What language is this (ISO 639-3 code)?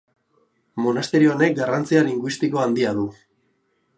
eus